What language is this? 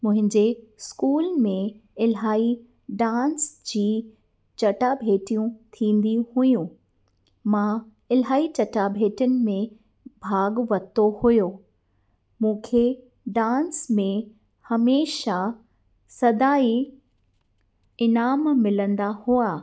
Sindhi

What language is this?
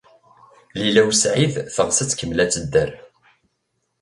Kabyle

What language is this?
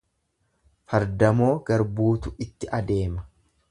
Oromo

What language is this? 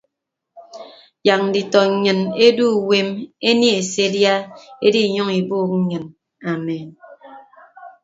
Ibibio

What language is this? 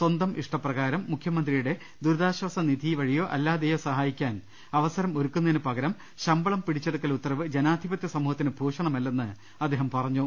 Malayalam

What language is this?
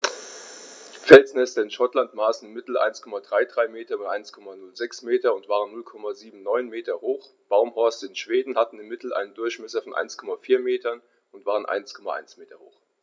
German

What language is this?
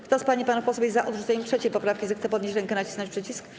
Polish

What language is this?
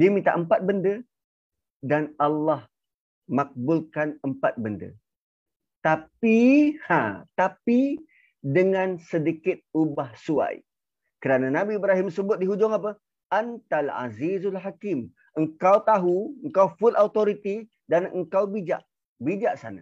Malay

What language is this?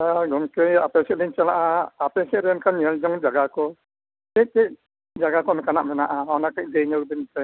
Santali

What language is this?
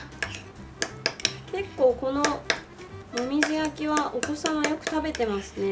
Japanese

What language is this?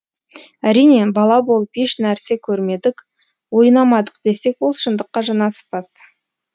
Kazakh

